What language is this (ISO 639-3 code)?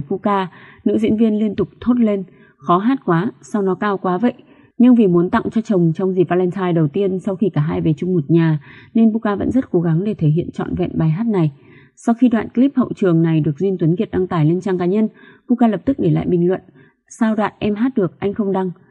vie